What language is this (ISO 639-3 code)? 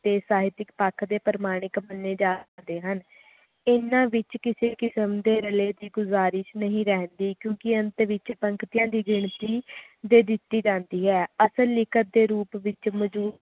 pan